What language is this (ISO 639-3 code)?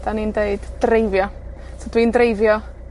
cym